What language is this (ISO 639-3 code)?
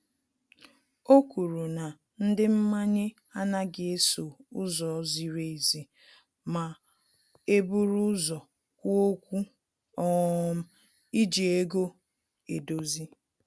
ibo